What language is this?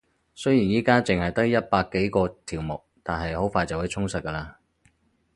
Cantonese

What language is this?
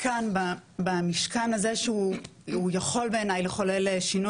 Hebrew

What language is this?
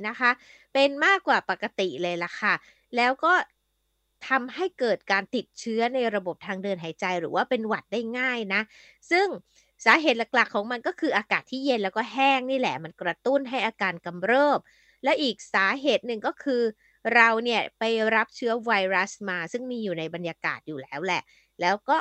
Thai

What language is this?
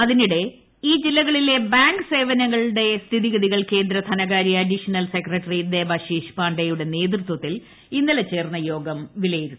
Malayalam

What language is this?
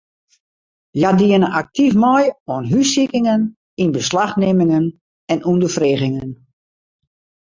Western Frisian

